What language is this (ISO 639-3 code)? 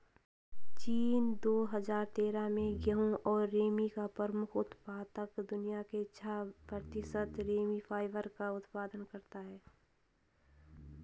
hin